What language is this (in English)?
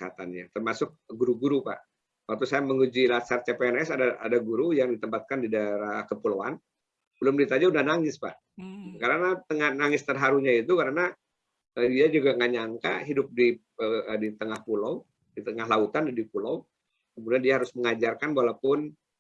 Indonesian